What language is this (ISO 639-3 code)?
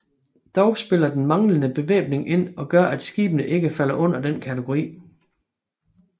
dan